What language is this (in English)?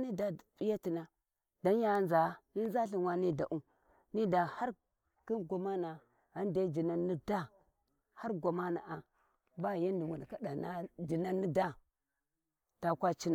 Warji